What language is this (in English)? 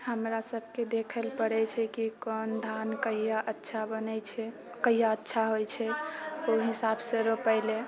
Maithili